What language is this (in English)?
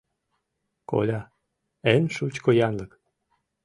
Mari